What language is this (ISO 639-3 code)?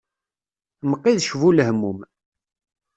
kab